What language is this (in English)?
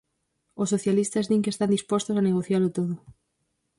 Galician